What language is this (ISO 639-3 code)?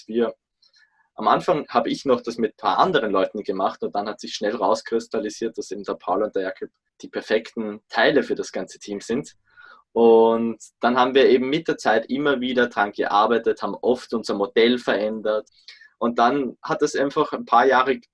deu